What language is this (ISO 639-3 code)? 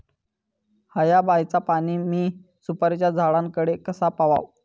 mar